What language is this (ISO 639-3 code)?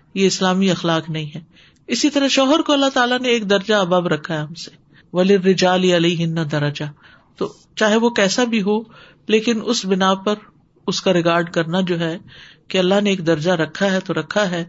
urd